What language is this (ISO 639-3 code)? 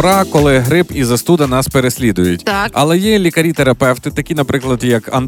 ukr